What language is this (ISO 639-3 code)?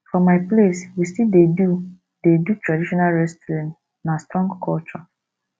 pcm